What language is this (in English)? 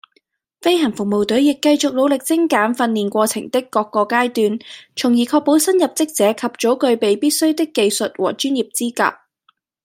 Cantonese